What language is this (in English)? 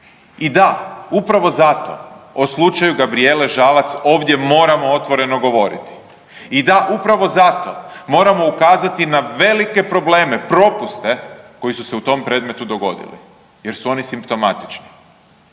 Croatian